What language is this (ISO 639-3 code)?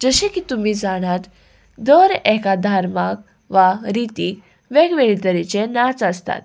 kok